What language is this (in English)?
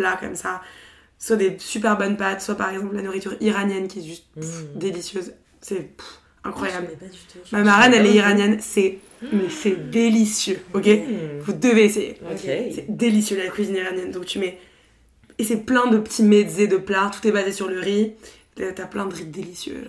French